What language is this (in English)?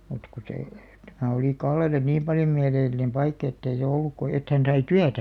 Finnish